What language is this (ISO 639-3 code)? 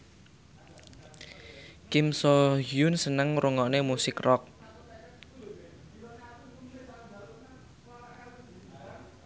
jav